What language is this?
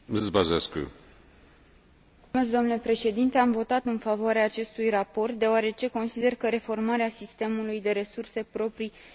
Romanian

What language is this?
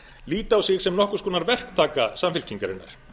Icelandic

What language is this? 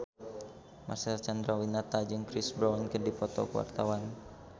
Sundanese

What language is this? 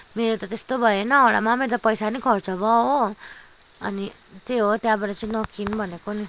Nepali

